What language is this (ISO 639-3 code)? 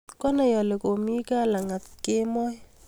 kln